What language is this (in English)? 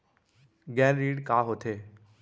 Chhattisgarhi